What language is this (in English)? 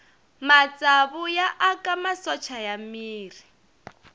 Tsonga